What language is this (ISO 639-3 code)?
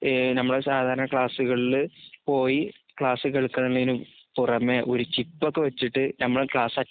mal